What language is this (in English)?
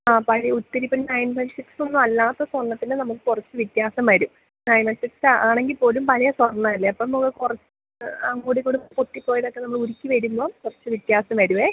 Malayalam